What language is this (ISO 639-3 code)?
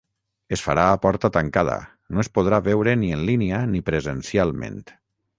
cat